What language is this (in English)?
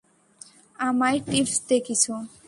Bangla